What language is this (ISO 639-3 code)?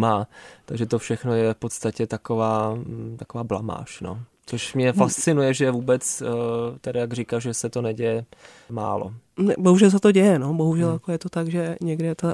ces